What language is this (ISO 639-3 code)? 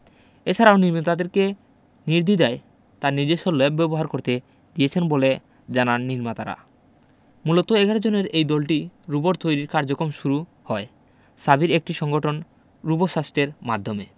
ben